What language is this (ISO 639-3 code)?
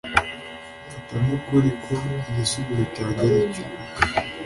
kin